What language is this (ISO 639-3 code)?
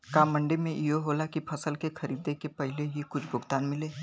bho